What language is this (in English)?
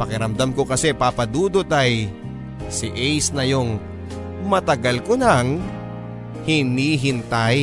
Filipino